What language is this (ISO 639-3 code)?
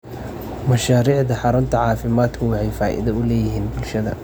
som